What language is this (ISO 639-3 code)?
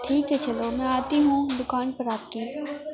urd